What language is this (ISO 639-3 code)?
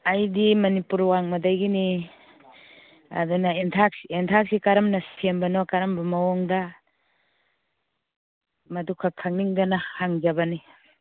mni